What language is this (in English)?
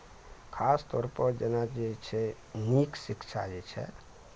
Maithili